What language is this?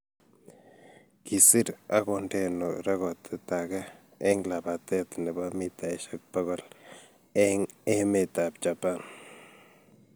Kalenjin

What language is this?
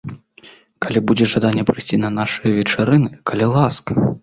Belarusian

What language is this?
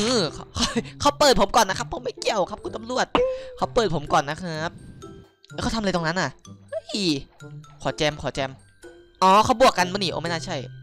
Thai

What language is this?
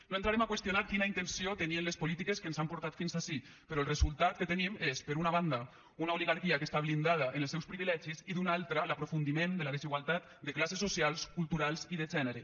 Catalan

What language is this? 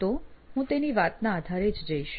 Gujarati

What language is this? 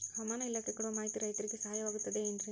Kannada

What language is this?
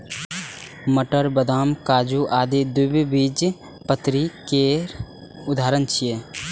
Maithili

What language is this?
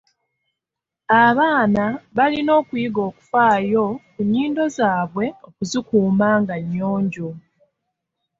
Ganda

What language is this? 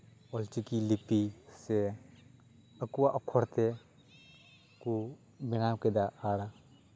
Santali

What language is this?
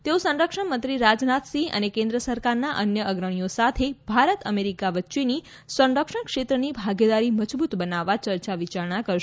Gujarati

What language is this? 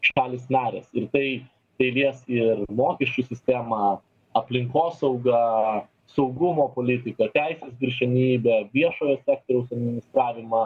Lithuanian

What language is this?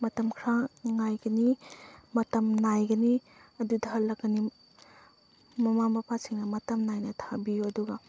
Manipuri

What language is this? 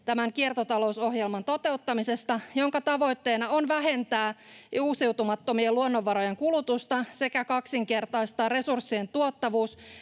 Finnish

